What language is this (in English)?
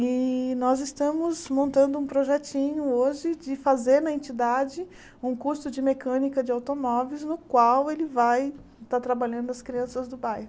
Portuguese